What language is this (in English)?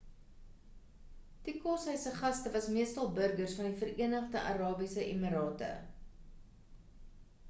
Afrikaans